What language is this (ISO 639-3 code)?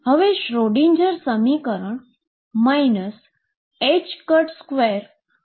guj